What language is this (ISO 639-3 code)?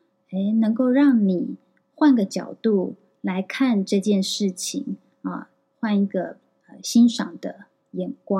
zho